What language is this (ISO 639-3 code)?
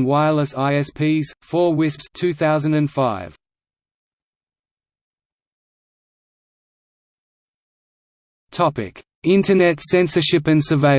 eng